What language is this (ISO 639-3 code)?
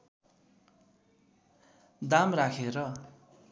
nep